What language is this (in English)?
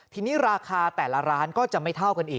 Thai